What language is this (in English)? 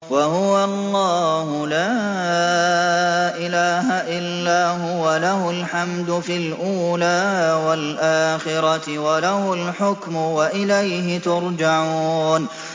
Arabic